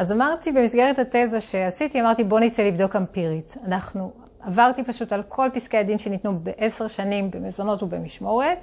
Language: Hebrew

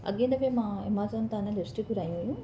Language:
Sindhi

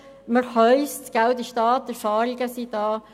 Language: Swiss German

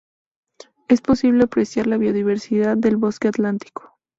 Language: Spanish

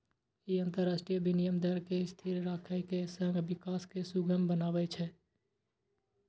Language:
Maithili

